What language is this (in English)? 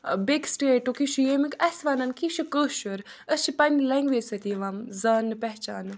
Kashmiri